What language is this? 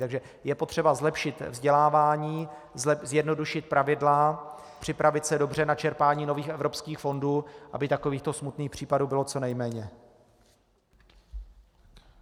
Czech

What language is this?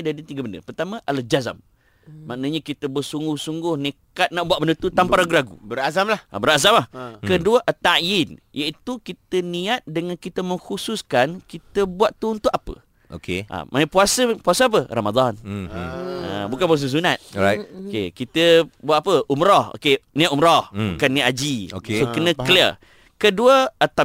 Malay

